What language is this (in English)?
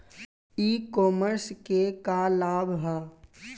Bhojpuri